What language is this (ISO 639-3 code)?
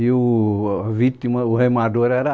por